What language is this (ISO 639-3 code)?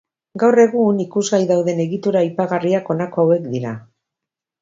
eus